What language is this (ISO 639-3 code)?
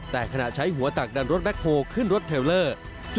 tha